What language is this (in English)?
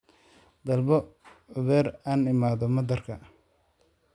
Somali